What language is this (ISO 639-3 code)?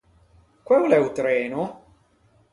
lij